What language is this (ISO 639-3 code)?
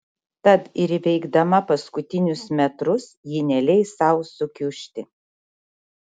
lit